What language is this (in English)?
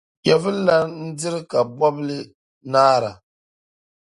Dagbani